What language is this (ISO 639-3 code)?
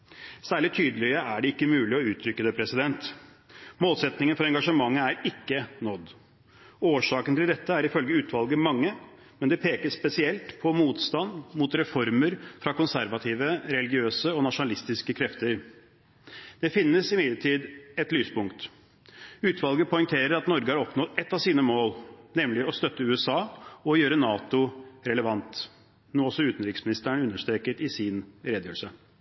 nob